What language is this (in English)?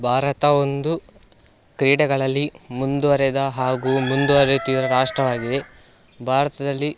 Kannada